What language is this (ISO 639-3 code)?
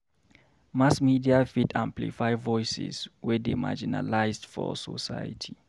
pcm